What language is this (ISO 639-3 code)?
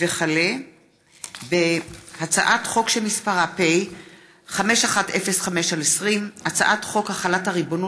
heb